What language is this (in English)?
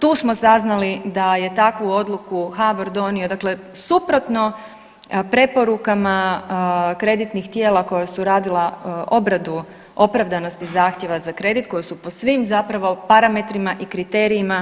Croatian